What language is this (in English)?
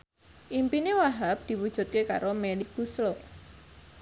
Javanese